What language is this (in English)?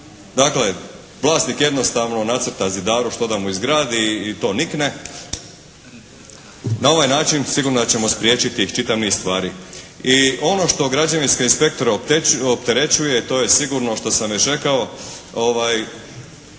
Croatian